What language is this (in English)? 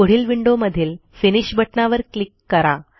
Marathi